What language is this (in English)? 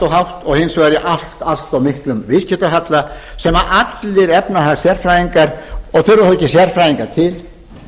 Icelandic